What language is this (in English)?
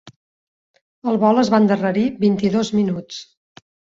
Catalan